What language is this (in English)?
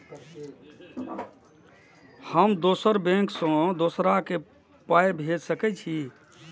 Maithili